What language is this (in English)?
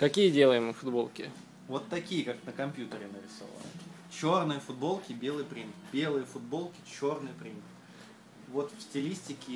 Russian